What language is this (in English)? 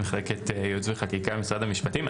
Hebrew